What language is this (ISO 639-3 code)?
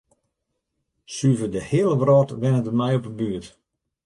fry